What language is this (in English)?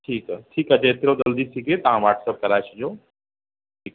Sindhi